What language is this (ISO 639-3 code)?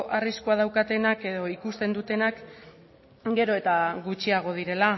eus